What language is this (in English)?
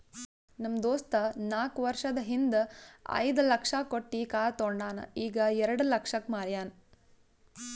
Kannada